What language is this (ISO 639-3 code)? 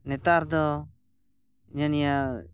sat